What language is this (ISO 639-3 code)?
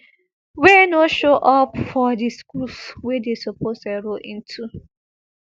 pcm